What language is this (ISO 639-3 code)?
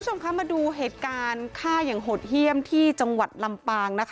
tha